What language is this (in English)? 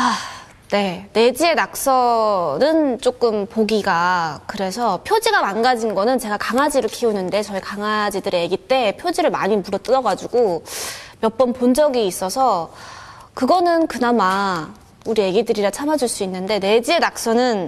Korean